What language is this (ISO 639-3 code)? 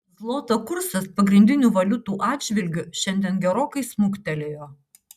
lit